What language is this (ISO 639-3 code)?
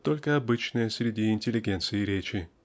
rus